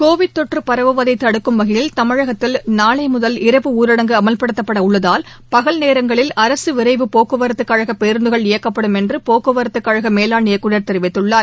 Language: Tamil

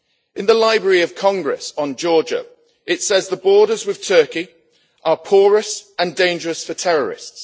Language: English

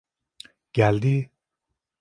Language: Turkish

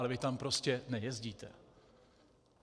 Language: Czech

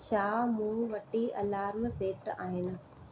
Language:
Sindhi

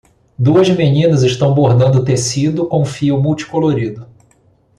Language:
Portuguese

